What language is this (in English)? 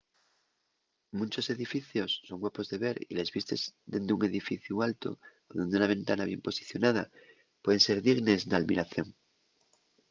Asturian